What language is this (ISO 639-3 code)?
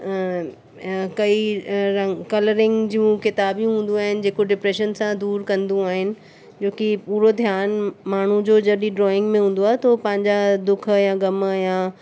snd